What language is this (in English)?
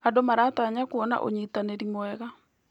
Kikuyu